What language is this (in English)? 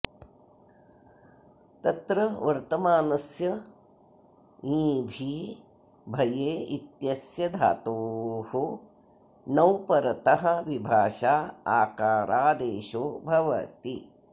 Sanskrit